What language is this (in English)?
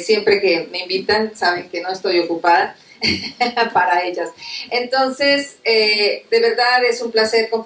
Spanish